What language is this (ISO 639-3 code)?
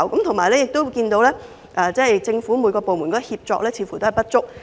yue